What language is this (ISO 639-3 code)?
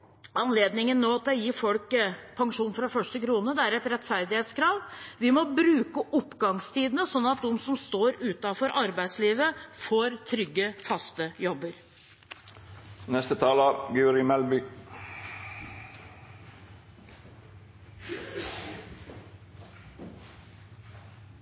nob